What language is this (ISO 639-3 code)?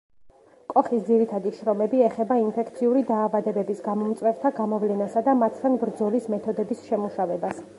kat